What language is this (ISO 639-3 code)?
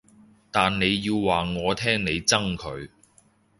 yue